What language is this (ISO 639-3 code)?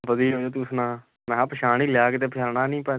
pan